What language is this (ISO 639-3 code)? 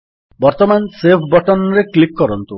ori